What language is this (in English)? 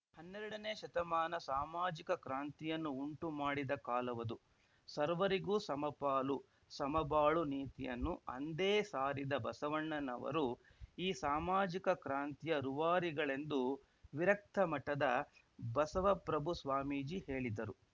Kannada